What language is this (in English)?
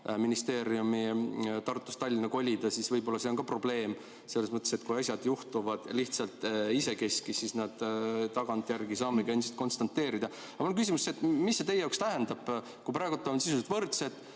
Estonian